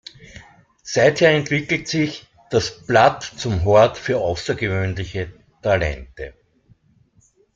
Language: German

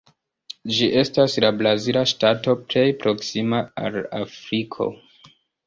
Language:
Esperanto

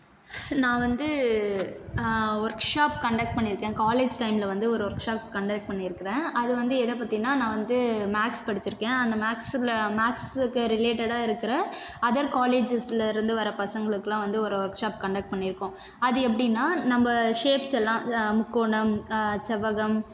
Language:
Tamil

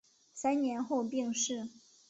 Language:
Chinese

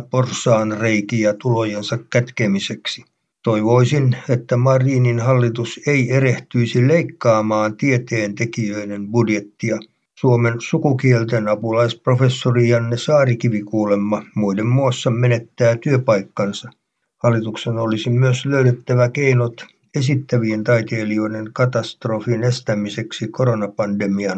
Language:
Finnish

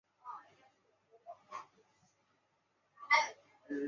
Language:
Chinese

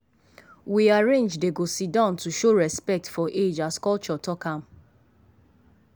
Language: Nigerian Pidgin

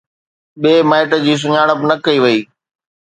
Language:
Sindhi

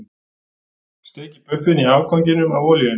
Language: Icelandic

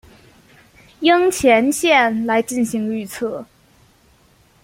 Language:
Chinese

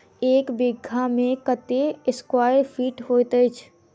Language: Maithili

